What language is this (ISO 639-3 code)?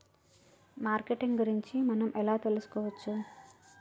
tel